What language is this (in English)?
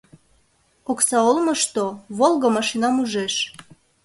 Mari